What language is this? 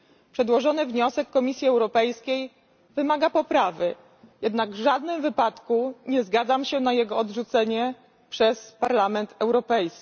Polish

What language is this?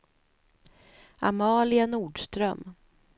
Swedish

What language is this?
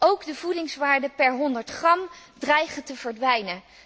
Dutch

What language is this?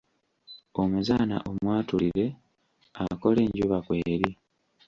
Ganda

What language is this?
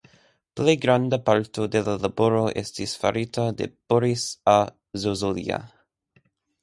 Esperanto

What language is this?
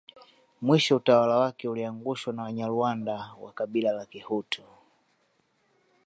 Swahili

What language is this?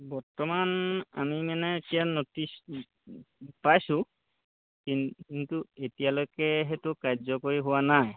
Assamese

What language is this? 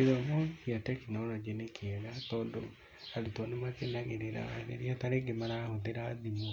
Kikuyu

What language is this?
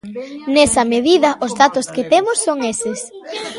Galician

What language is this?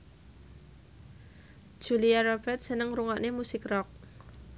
Javanese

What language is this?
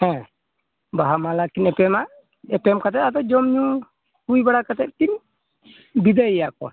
Santali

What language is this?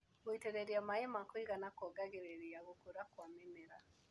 Kikuyu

